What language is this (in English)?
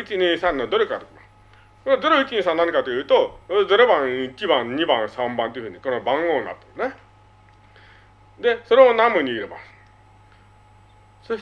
Japanese